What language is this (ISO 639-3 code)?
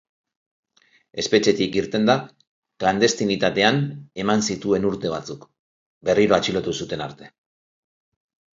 eus